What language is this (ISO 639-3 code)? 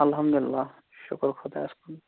kas